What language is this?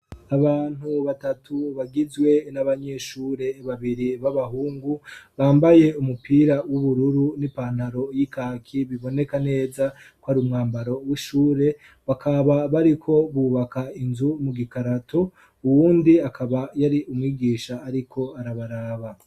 Rundi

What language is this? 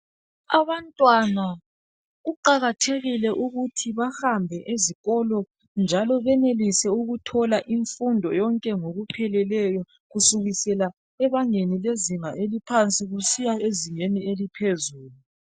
North Ndebele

